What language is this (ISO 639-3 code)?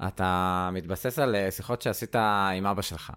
heb